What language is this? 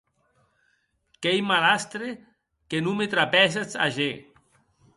Occitan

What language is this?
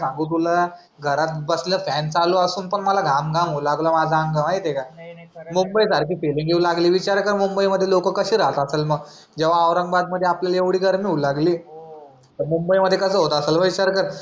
Marathi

